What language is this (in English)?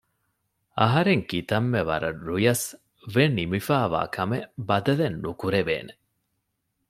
Divehi